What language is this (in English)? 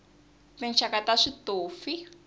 Tsonga